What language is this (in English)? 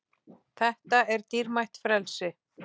Icelandic